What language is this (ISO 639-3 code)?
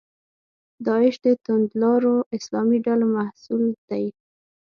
pus